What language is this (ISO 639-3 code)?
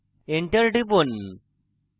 ben